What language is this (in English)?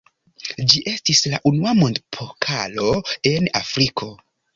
Esperanto